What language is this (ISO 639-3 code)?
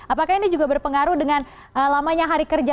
ind